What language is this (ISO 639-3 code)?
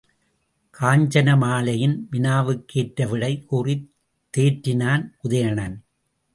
tam